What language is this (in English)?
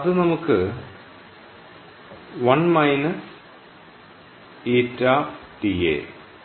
Malayalam